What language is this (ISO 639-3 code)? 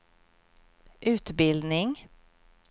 swe